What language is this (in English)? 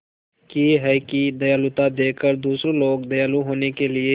Hindi